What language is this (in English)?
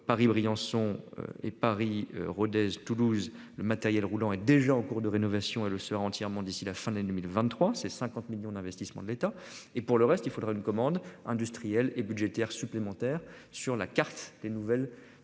French